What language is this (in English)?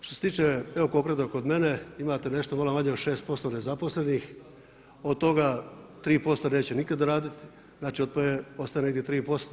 Croatian